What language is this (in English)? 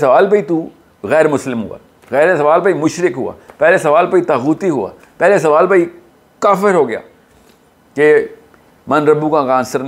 Urdu